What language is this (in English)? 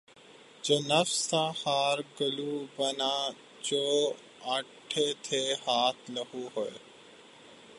Urdu